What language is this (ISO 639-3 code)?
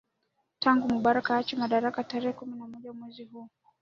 swa